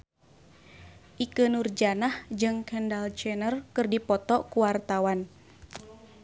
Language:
Sundanese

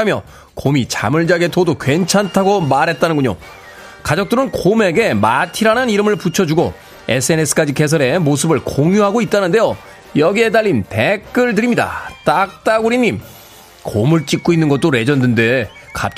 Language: Korean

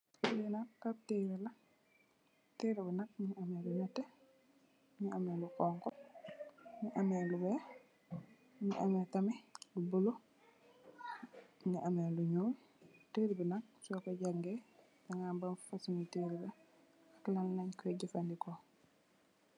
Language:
Wolof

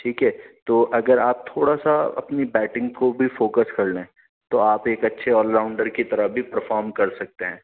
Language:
Urdu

